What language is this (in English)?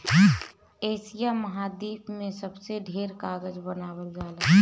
Bhojpuri